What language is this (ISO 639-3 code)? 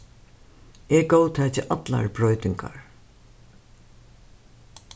fao